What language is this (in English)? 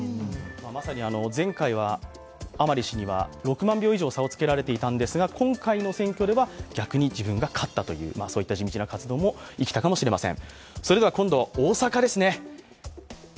Japanese